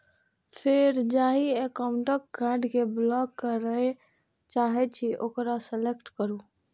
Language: Maithili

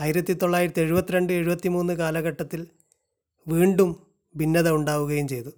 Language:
Malayalam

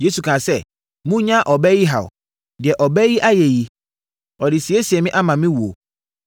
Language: Akan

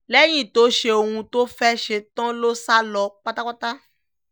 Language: Yoruba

